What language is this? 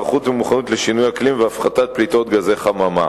Hebrew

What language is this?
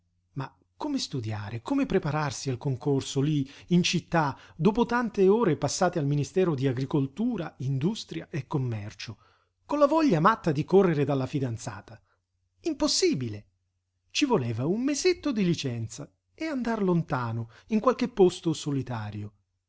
Italian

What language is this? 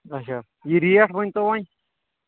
Kashmiri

